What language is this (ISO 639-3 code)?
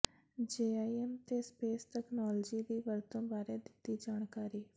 pan